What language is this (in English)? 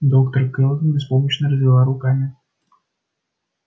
Russian